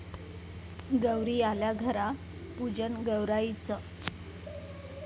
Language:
Marathi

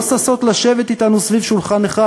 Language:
Hebrew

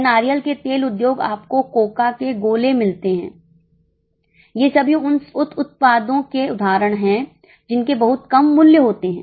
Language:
Hindi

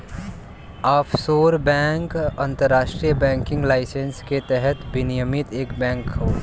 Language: Bhojpuri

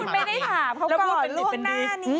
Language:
Thai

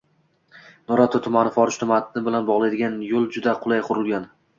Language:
Uzbek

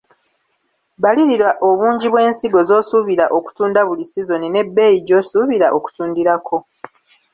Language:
Ganda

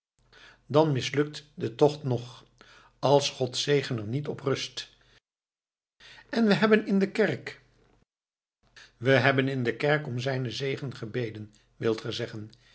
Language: Dutch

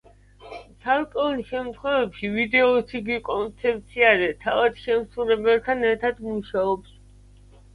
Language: Georgian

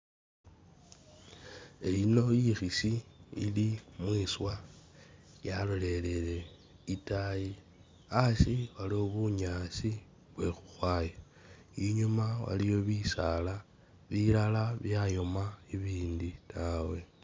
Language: Masaaba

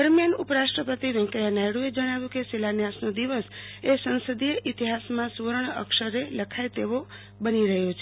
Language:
Gujarati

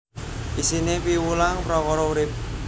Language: Javanese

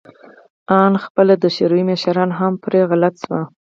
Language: Pashto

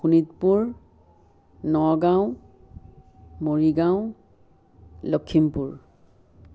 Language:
Assamese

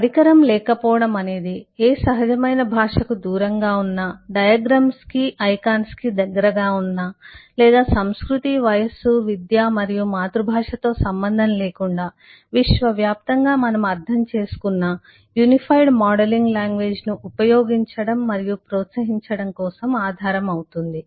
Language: Telugu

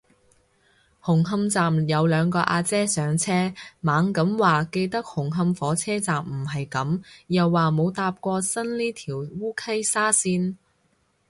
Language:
Cantonese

